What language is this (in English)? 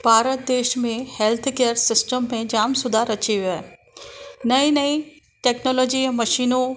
Sindhi